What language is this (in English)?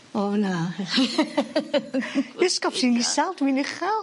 Welsh